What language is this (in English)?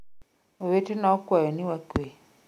Luo (Kenya and Tanzania)